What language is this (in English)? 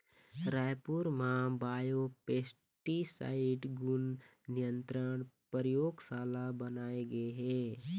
Chhattisgarhi